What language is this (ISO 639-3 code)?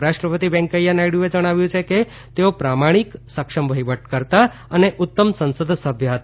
guj